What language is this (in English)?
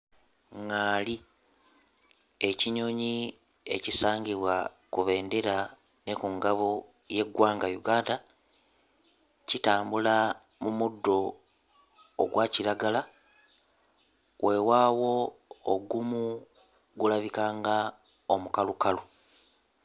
Ganda